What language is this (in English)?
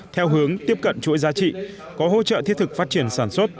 Vietnamese